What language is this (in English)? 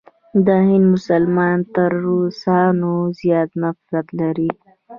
Pashto